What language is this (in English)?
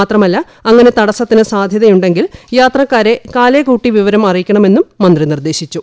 Malayalam